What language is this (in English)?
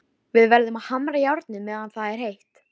Icelandic